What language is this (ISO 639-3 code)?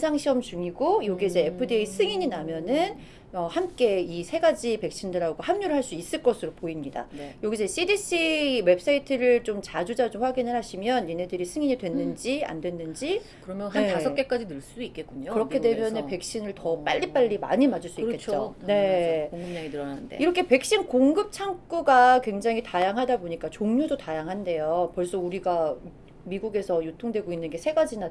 kor